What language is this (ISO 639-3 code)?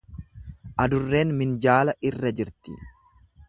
orm